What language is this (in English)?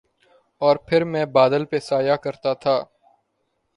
Urdu